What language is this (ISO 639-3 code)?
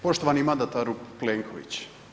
hrv